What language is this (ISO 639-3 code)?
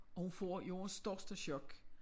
dan